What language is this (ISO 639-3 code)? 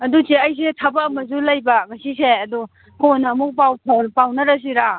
mni